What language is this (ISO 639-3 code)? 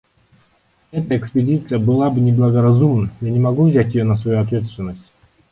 rus